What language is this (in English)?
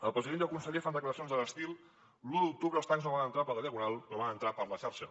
Catalan